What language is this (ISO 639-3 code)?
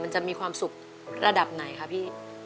tha